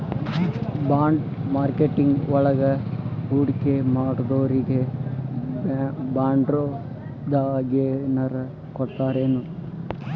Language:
Kannada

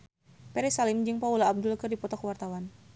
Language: Sundanese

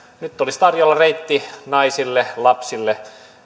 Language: Finnish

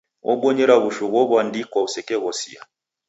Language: Taita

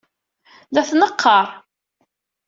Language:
Kabyle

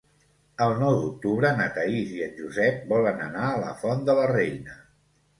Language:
Catalan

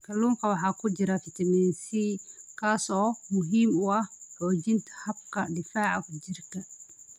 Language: Somali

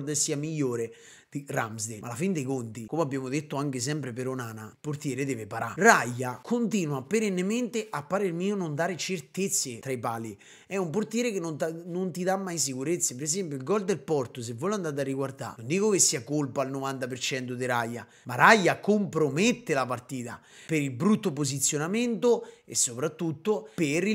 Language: Italian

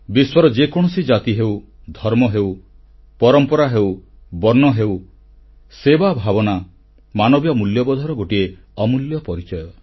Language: Odia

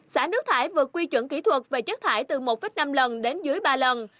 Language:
Vietnamese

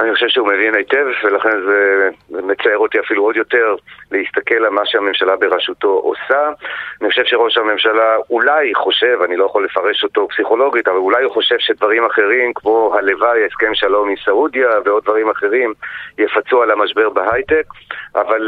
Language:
Hebrew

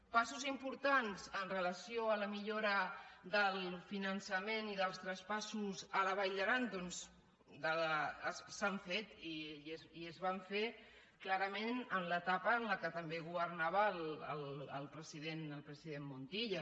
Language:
Catalan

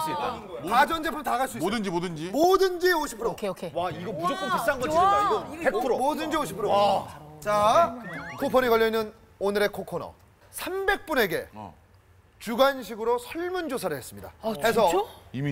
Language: Korean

